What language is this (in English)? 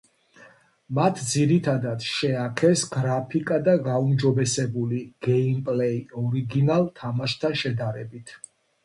Georgian